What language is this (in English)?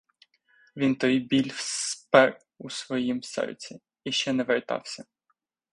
Ukrainian